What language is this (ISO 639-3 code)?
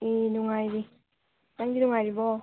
mni